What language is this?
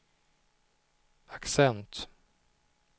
Swedish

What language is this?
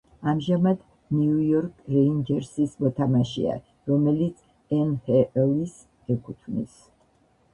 Georgian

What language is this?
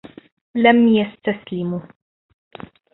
Arabic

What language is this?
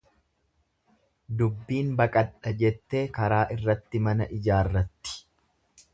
Oromo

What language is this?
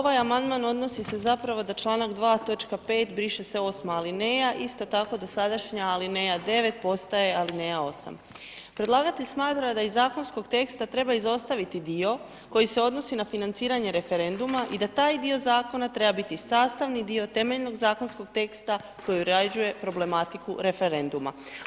Croatian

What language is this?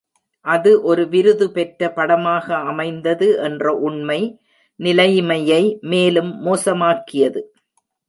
Tamil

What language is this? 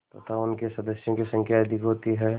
Hindi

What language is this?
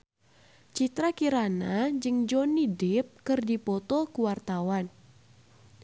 Sundanese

